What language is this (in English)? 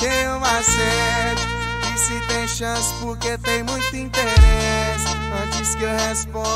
Portuguese